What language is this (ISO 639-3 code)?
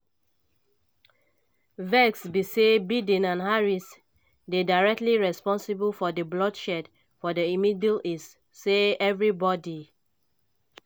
pcm